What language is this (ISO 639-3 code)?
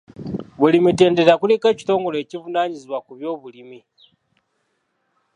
lug